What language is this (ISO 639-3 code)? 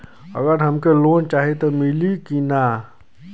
bho